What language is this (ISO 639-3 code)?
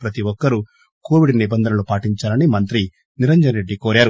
tel